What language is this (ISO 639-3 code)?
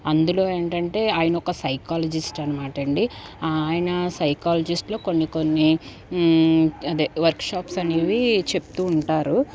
tel